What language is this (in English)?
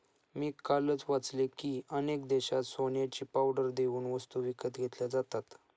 Marathi